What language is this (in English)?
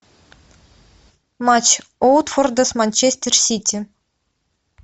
Russian